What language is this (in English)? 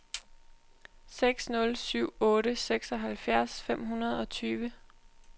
Danish